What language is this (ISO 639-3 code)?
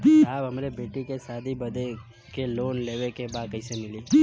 bho